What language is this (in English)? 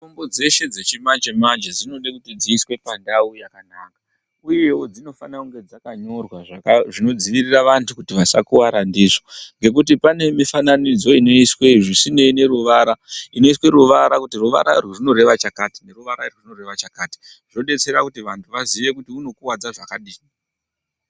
Ndau